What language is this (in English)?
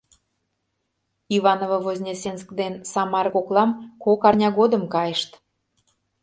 Mari